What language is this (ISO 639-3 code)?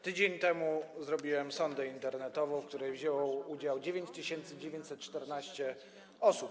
pol